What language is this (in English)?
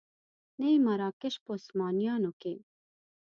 Pashto